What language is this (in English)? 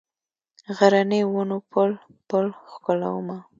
Pashto